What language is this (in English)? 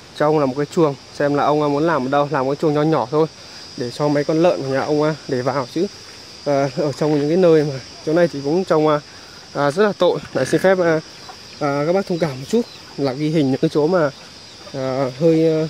Vietnamese